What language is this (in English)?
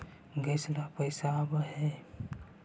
Magahi